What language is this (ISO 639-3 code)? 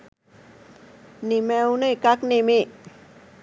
sin